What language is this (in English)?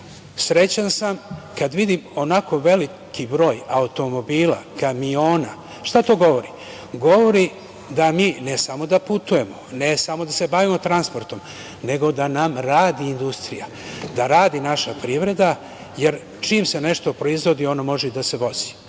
Serbian